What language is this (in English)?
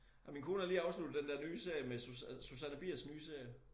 Danish